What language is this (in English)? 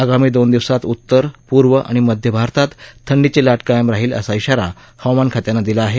Marathi